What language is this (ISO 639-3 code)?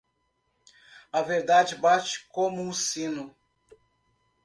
por